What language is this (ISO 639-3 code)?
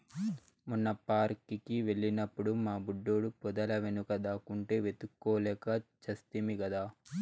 tel